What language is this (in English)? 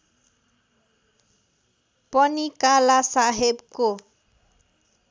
Nepali